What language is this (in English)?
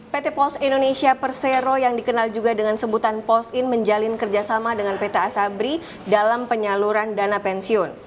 Indonesian